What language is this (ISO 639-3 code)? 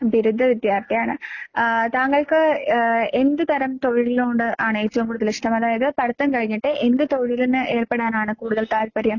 mal